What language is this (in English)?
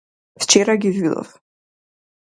Macedonian